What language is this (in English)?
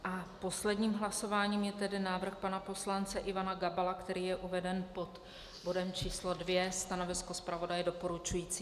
Czech